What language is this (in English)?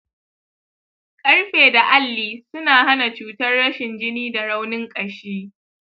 Hausa